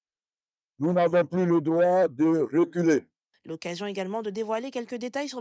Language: French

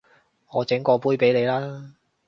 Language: Cantonese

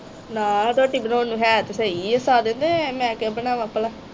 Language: Punjabi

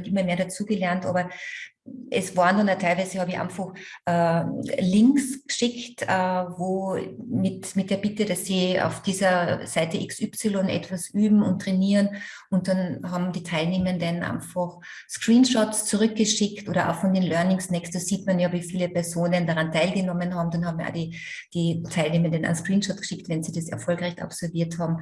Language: German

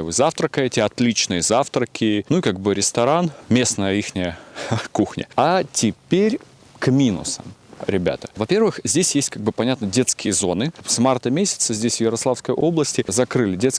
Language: Russian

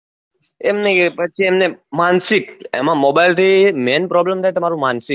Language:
Gujarati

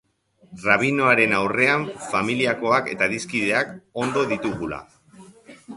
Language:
Basque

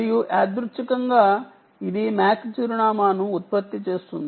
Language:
Telugu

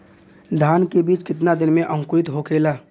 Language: Bhojpuri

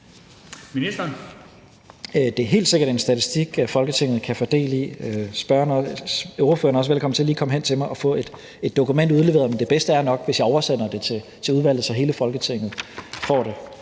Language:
Danish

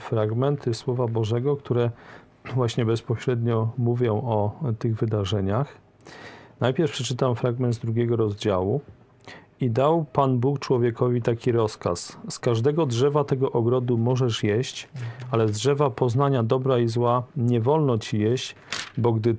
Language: Polish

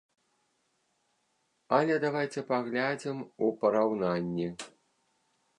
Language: Belarusian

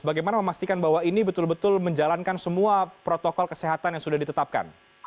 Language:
Indonesian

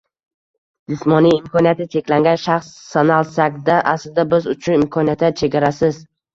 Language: Uzbek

